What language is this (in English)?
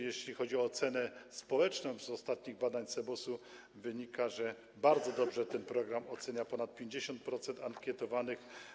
Polish